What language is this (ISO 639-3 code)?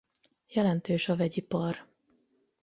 hun